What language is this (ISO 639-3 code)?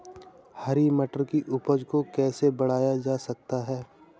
hin